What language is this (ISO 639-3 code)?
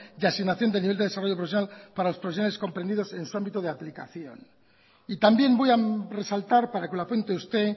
spa